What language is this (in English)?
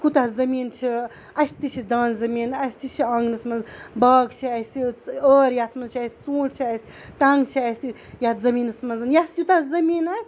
Kashmiri